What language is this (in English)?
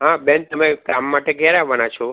Gujarati